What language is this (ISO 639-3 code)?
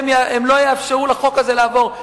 heb